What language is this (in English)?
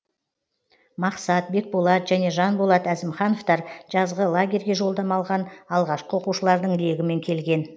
Kazakh